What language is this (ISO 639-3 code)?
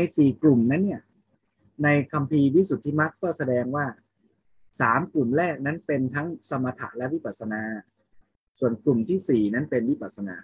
tha